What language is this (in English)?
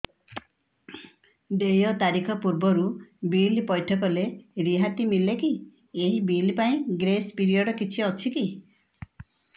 Odia